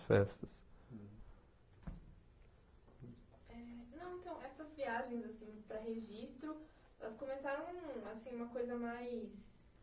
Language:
Portuguese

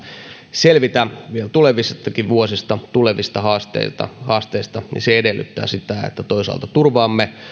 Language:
Finnish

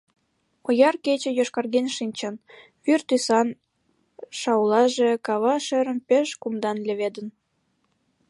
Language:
Mari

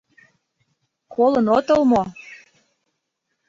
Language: Mari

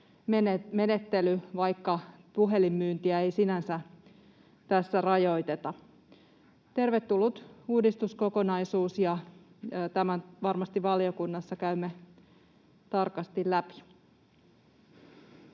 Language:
Finnish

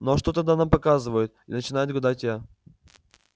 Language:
Russian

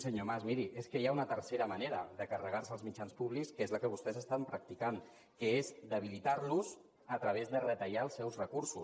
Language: Catalan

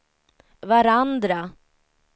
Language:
Swedish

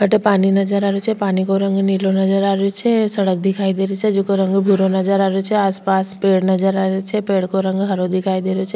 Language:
Rajasthani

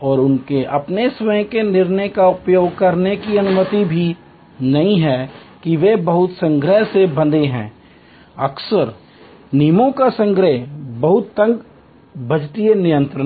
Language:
Hindi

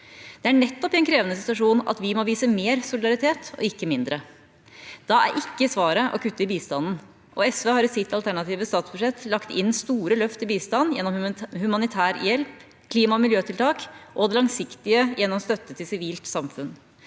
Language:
Norwegian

